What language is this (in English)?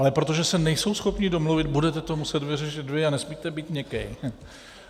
Czech